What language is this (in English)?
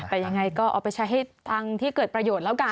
Thai